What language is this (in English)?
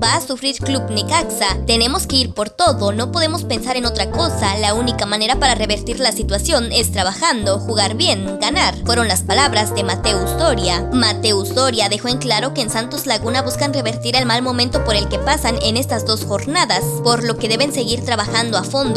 Spanish